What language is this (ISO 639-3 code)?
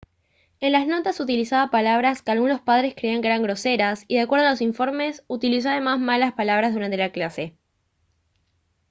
spa